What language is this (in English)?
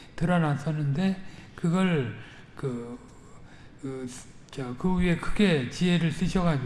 Korean